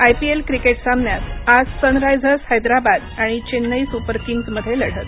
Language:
Marathi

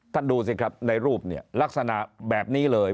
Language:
Thai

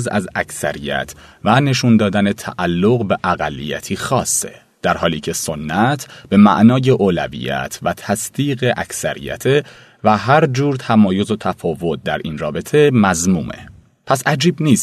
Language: Persian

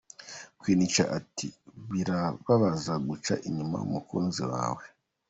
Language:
Kinyarwanda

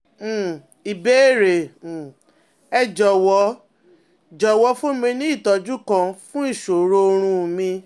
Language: Yoruba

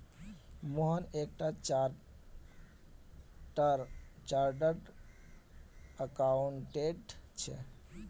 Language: Magahi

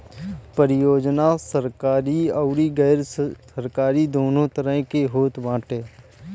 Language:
Bhojpuri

